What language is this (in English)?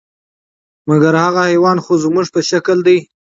Pashto